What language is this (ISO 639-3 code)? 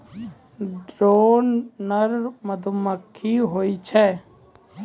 mai